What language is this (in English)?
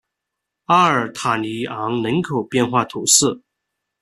Chinese